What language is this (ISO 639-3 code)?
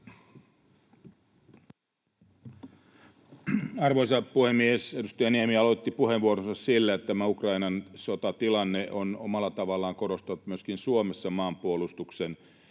fin